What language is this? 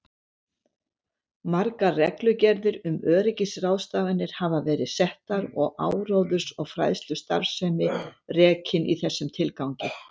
Icelandic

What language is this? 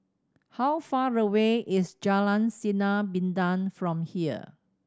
English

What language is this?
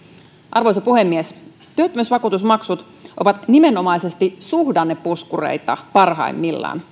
Finnish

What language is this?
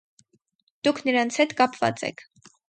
Armenian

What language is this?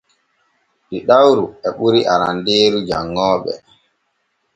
Borgu Fulfulde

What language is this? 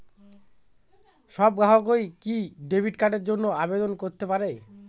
Bangla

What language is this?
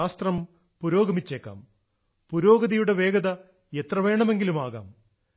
Malayalam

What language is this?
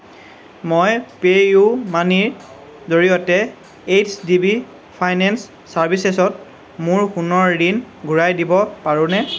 Assamese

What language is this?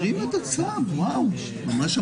Hebrew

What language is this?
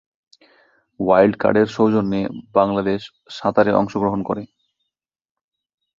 Bangla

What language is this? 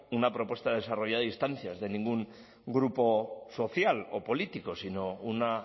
Spanish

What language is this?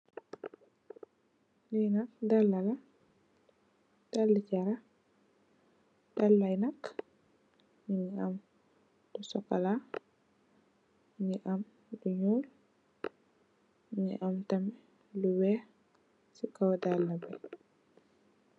Wolof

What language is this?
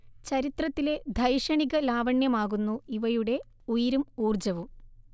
Malayalam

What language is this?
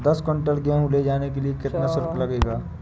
Hindi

